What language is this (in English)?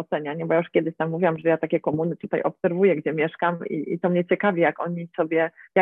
Polish